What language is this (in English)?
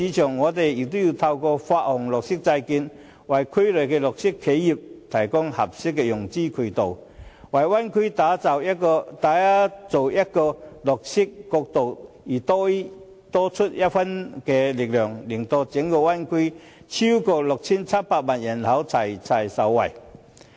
Cantonese